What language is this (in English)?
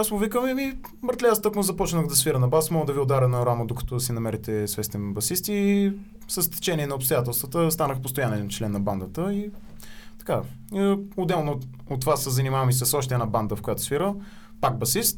Bulgarian